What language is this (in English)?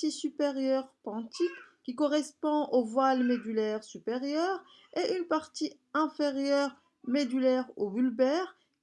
French